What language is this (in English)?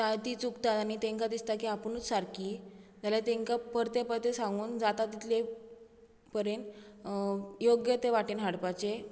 Konkani